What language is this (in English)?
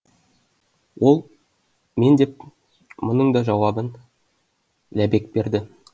Kazakh